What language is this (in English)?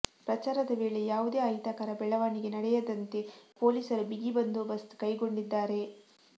Kannada